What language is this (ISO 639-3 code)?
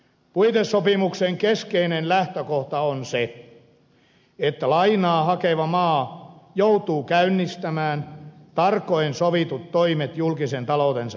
fin